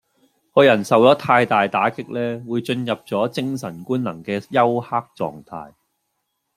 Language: Cantonese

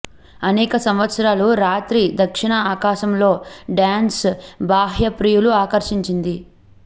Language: Telugu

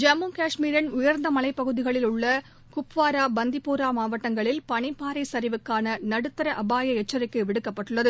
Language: Tamil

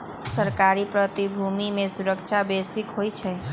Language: Magahi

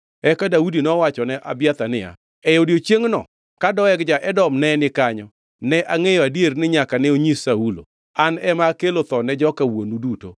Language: Luo (Kenya and Tanzania)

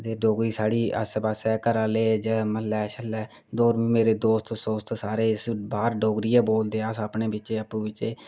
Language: Dogri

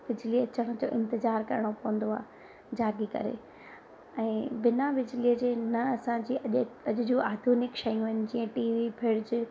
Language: Sindhi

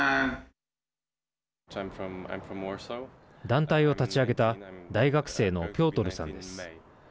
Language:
Japanese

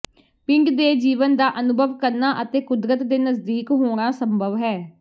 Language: Punjabi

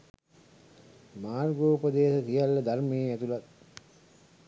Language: Sinhala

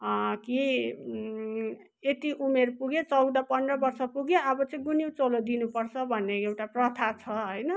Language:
Nepali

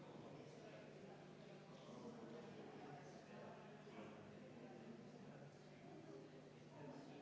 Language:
Estonian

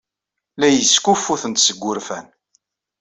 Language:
Kabyle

